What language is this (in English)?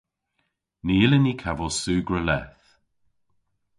Cornish